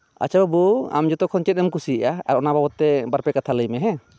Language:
Santali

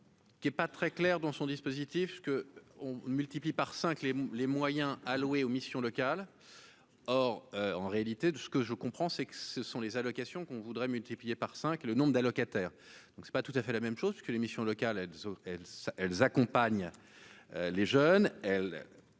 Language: French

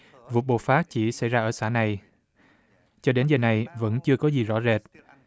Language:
Vietnamese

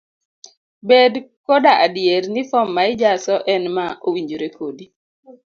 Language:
Luo (Kenya and Tanzania)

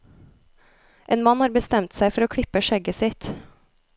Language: Norwegian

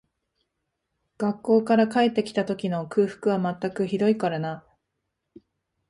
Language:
Japanese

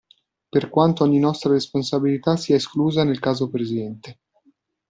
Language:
Italian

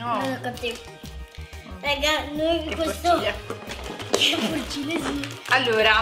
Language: Italian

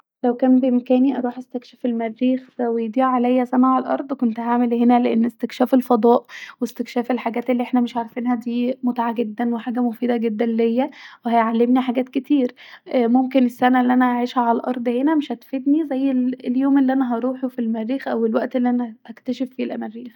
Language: Egyptian Arabic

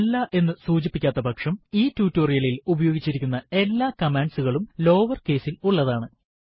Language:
Malayalam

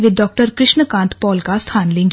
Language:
Hindi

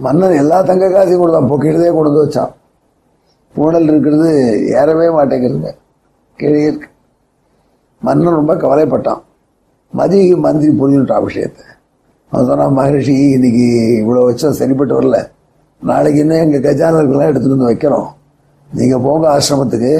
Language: Tamil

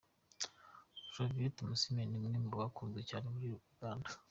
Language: Kinyarwanda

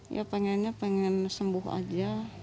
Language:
Indonesian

